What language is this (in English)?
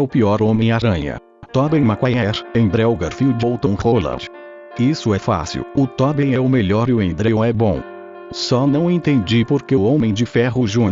Portuguese